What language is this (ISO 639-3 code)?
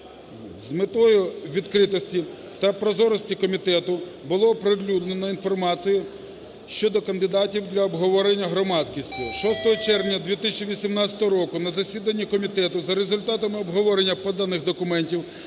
ukr